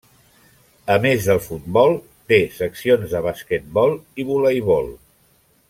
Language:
Catalan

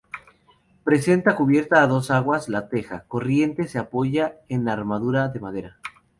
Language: Spanish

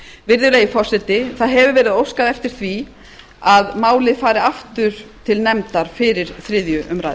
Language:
Icelandic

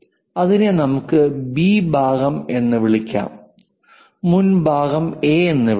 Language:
Malayalam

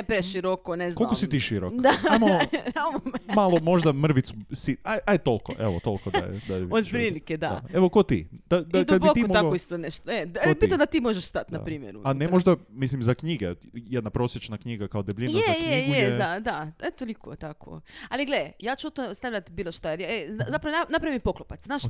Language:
Croatian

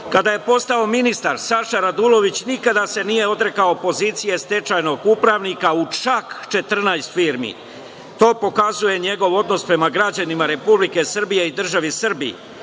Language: Serbian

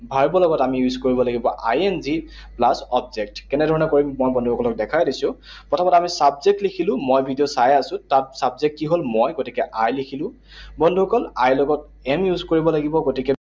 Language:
Assamese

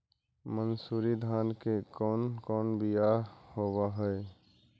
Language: Magahi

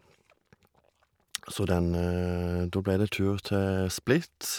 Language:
Norwegian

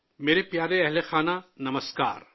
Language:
Urdu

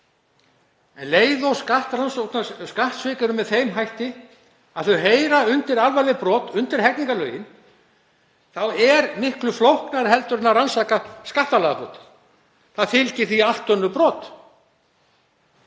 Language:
Icelandic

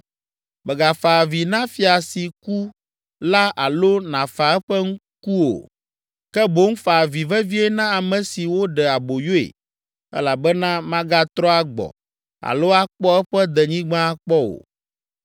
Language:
Ewe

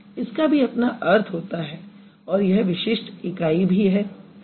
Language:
Hindi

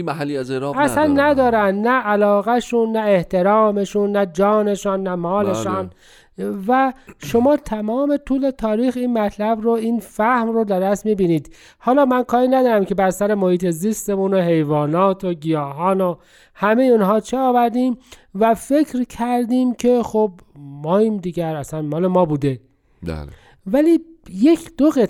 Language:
Persian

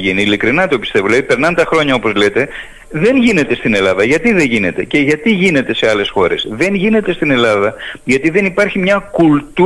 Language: Greek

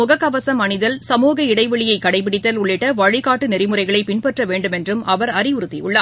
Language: Tamil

